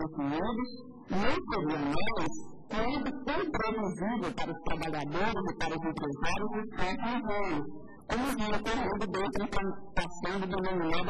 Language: Portuguese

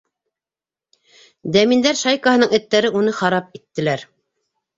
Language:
Bashkir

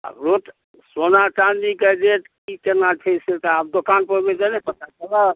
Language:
Maithili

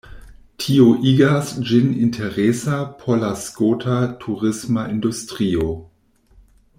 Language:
Esperanto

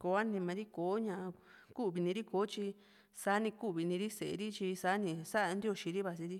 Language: Juxtlahuaca Mixtec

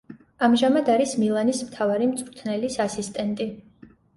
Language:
Georgian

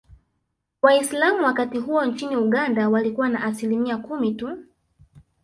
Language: Swahili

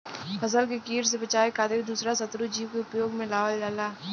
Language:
Bhojpuri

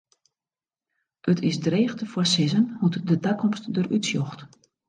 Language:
Western Frisian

